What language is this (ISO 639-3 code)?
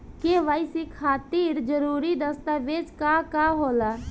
bho